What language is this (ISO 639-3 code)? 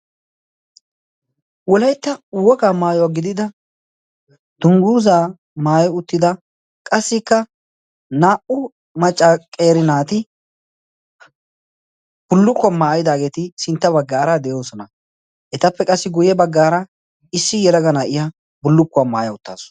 wal